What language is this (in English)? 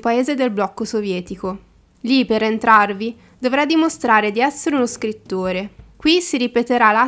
Italian